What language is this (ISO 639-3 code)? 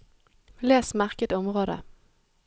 nor